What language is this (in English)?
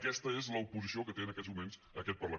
Catalan